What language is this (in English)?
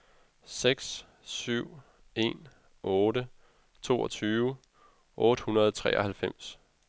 Danish